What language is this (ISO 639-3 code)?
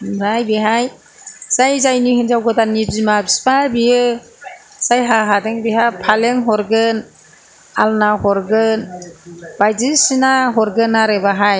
brx